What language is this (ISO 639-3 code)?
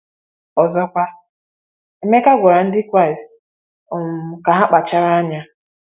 ibo